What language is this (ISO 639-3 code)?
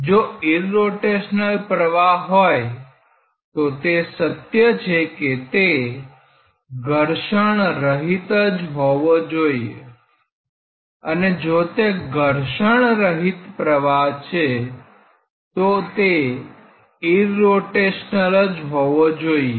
guj